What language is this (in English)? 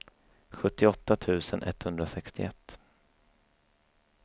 Swedish